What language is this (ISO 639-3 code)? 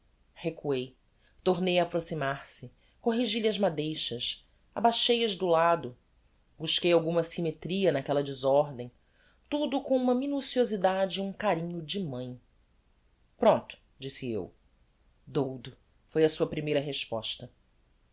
por